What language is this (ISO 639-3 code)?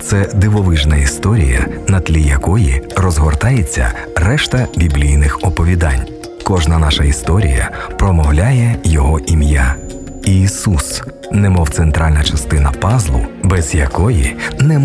ukr